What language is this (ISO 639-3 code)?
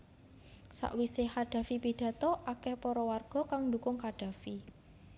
jav